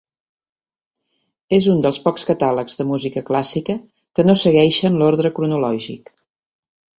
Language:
Catalan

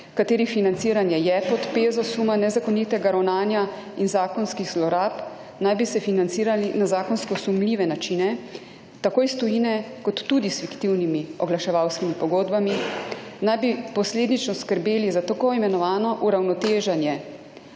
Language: Slovenian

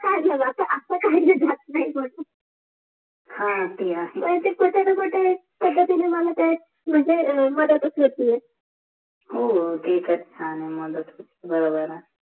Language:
Marathi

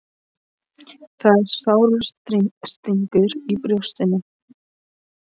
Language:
Icelandic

